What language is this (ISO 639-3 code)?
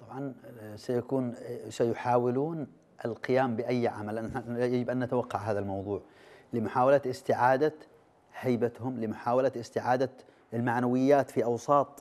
ara